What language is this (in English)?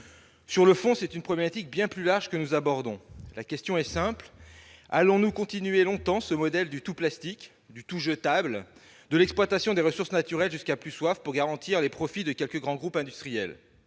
French